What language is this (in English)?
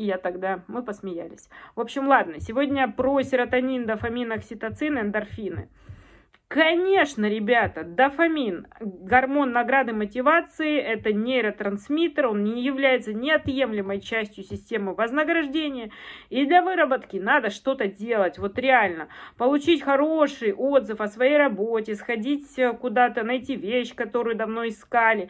Russian